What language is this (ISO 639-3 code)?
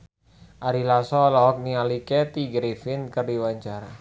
sun